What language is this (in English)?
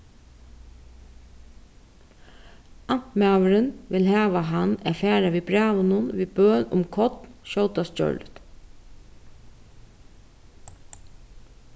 Faroese